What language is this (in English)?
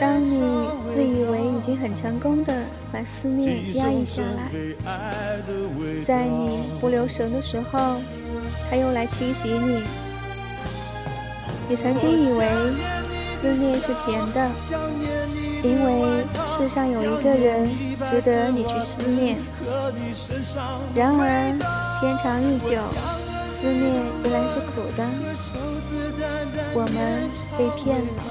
Chinese